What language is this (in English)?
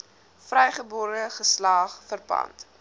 Afrikaans